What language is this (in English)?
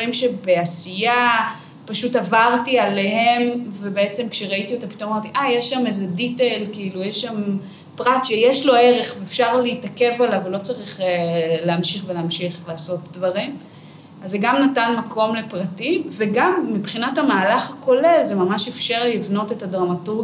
Hebrew